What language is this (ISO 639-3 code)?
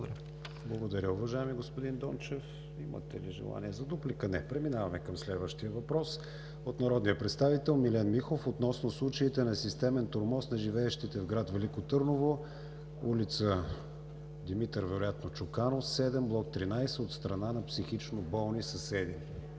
bul